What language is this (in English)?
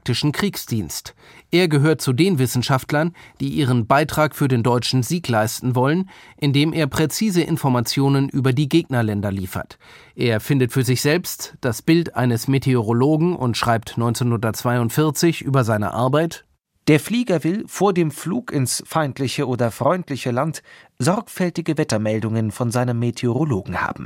German